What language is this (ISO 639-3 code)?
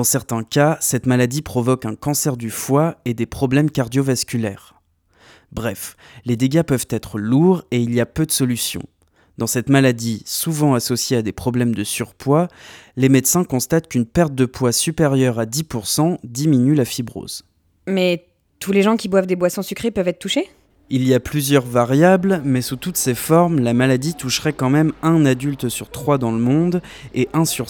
fra